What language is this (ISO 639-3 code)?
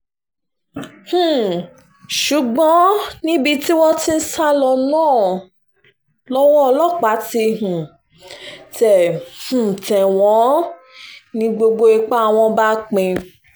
yor